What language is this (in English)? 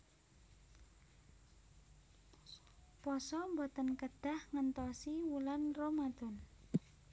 Javanese